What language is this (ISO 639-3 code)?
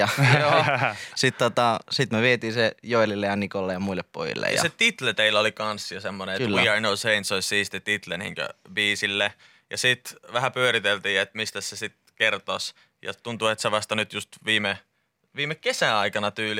fin